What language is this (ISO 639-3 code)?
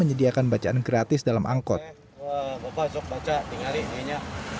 ind